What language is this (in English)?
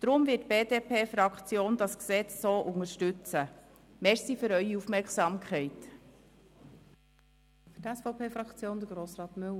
Swiss German